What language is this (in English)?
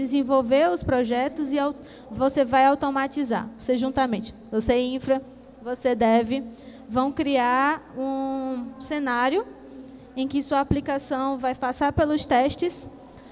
Portuguese